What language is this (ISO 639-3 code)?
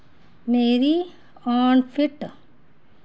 doi